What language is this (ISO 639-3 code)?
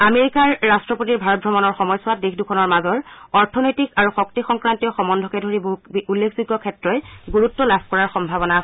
asm